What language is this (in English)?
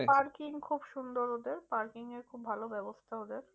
Bangla